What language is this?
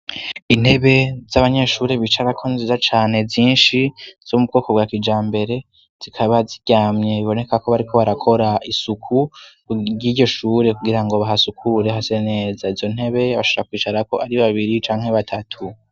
Rundi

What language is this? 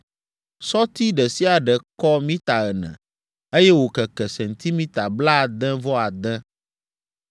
Ewe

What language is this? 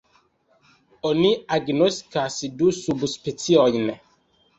Esperanto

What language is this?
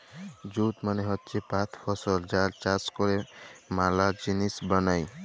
Bangla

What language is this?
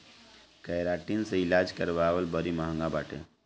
Bhojpuri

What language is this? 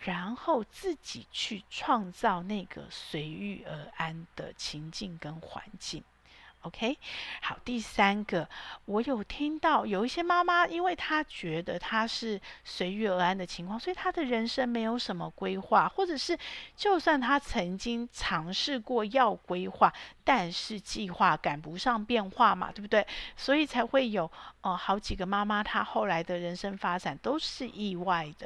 Chinese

